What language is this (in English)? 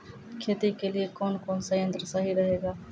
Maithili